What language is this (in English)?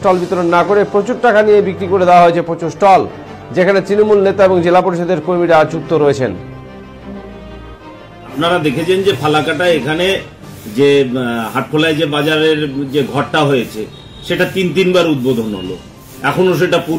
Bangla